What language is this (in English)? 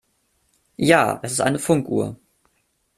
German